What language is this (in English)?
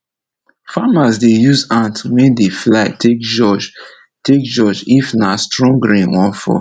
Nigerian Pidgin